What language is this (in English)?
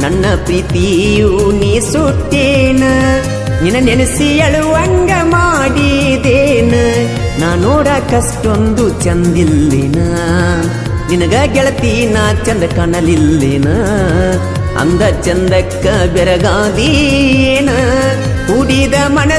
Arabic